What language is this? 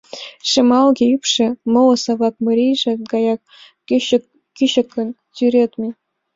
Mari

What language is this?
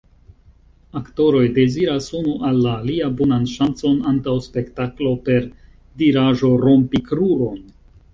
Esperanto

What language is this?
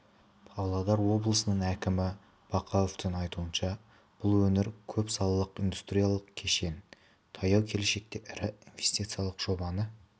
Kazakh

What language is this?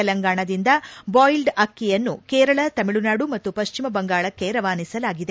Kannada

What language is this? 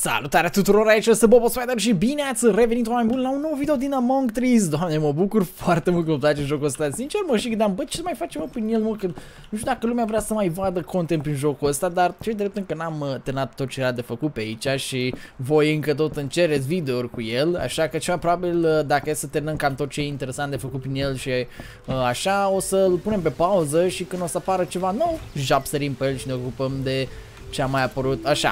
Romanian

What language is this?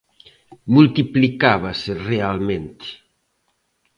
Galician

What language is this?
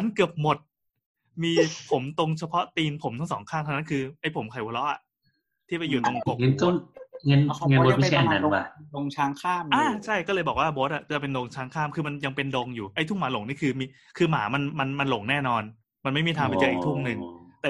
Thai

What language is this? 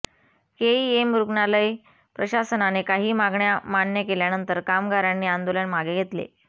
Marathi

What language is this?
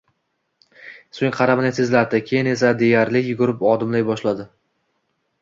Uzbek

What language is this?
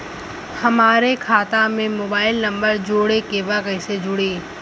Bhojpuri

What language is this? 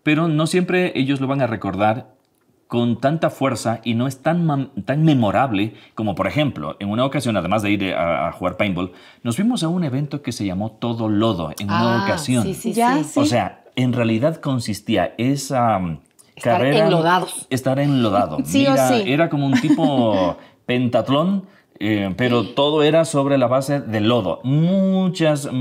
Spanish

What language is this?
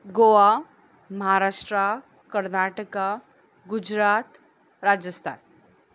Konkani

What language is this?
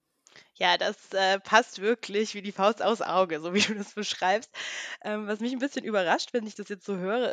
German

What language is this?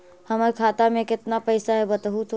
Magahi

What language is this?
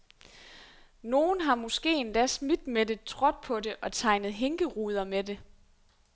Danish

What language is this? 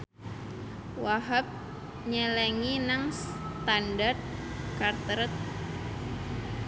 Javanese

